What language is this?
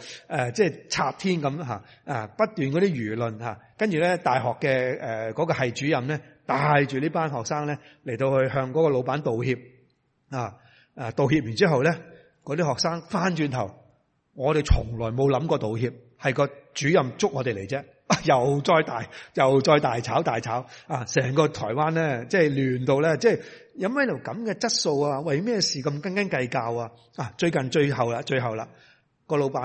Chinese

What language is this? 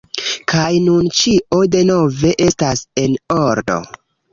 Esperanto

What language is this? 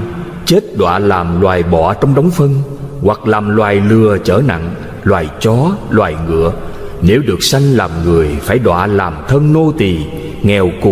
Vietnamese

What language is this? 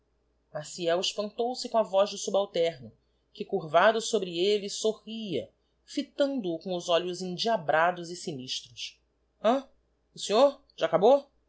Portuguese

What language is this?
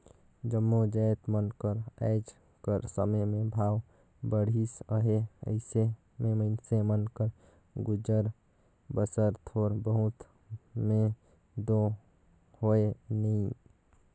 Chhattisgarhi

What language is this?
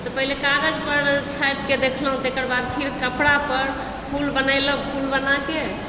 Maithili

